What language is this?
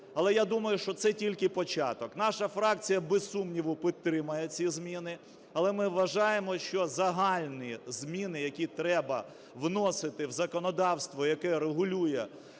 Ukrainian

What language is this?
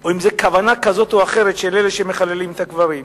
Hebrew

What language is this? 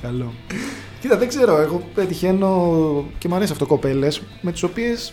Greek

